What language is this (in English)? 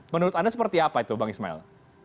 Indonesian